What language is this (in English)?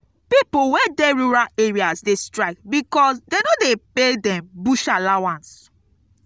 Nigerian Pidgin